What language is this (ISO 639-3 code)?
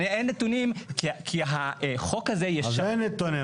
heb